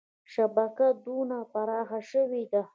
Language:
Pashto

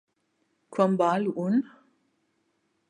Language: Catalan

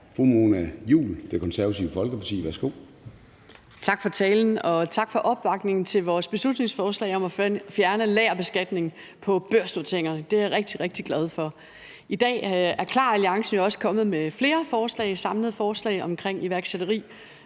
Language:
Danish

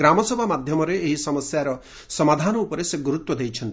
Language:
Odia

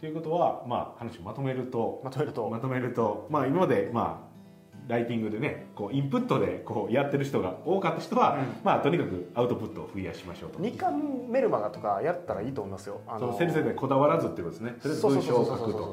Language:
Japanese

